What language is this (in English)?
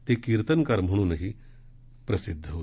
Marathi